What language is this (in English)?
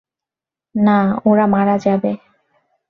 Bangla